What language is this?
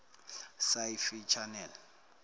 Zulu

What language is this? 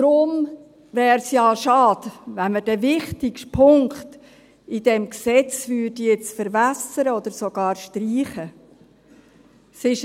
Swiss German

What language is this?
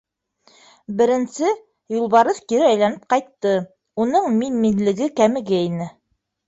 Bashkir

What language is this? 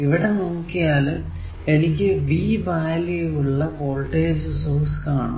Malayalam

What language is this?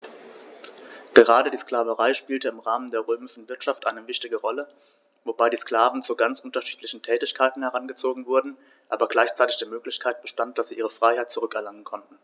German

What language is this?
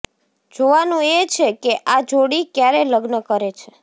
Gujarati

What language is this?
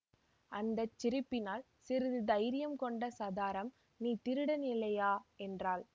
Tamil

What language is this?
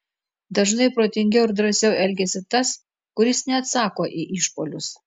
Lithuanian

